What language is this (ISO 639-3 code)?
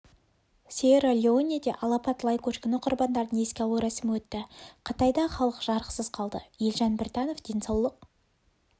kaz